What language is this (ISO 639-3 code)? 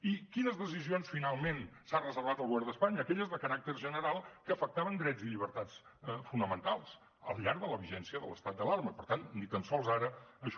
cat